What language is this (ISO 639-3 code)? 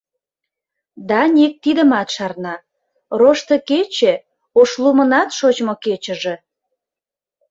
chm